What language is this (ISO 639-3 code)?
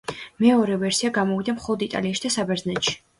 kat